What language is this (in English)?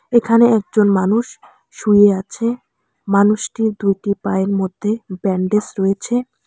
Bangla